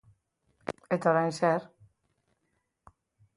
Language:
Basque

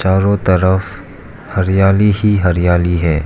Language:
Hindi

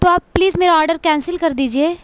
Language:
Urdu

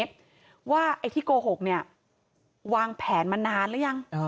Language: Thai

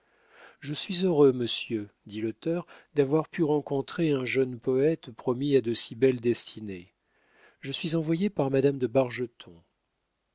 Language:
French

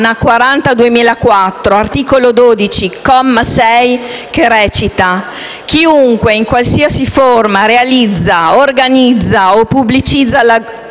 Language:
Italian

